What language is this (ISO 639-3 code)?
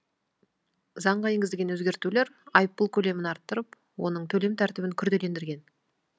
kaz